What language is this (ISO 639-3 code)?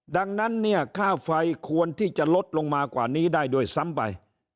tha